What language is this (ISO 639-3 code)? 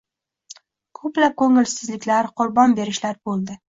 uzb